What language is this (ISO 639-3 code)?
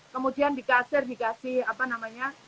ind